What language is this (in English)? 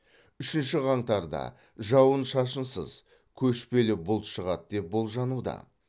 Kazakh